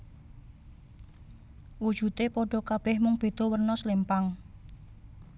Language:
Javanese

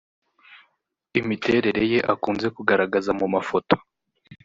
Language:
Kinyarwanda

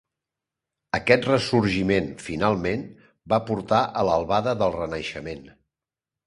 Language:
Catalan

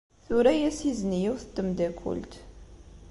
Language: Kabyle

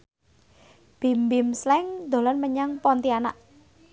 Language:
Javanese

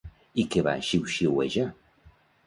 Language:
Catalan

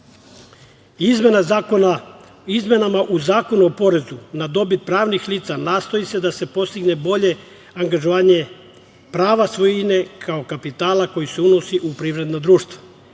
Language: Serbian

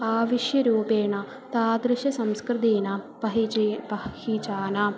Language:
Sanskrit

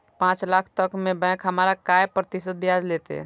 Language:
Maithili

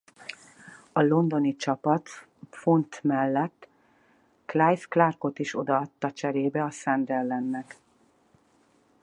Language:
Hungarian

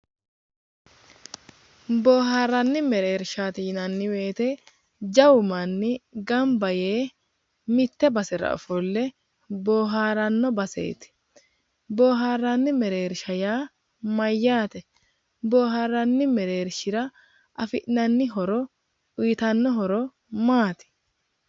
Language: Sidamo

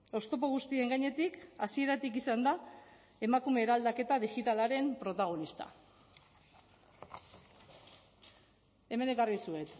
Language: Basque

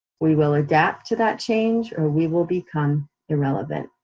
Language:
English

